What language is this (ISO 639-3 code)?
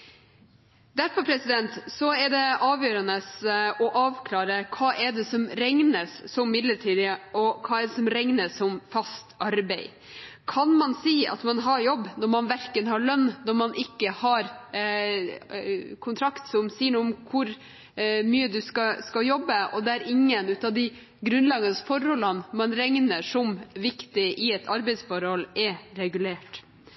nob